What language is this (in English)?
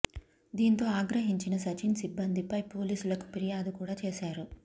Telugu